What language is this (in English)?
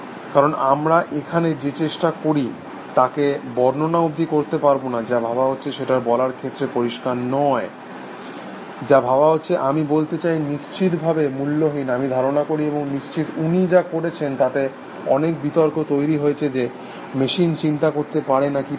Bangla